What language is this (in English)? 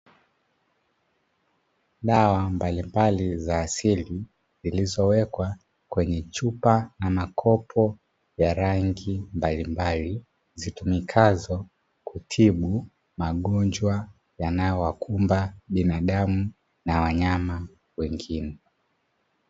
Swahili